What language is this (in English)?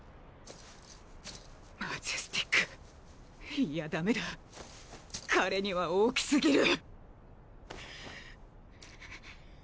Japanese